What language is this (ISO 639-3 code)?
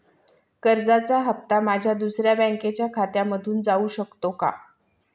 mar